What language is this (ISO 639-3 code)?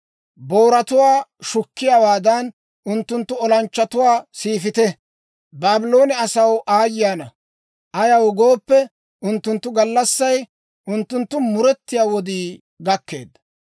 dwr